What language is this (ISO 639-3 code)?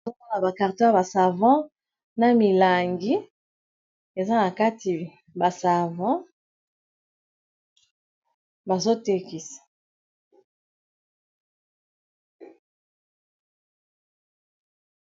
lin